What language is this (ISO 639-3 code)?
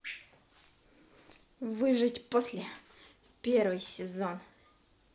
rus